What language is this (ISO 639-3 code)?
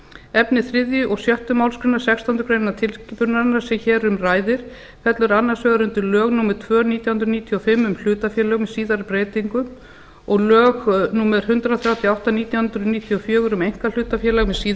isl